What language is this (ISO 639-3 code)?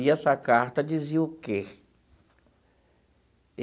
por